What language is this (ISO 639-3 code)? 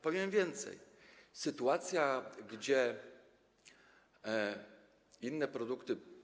pol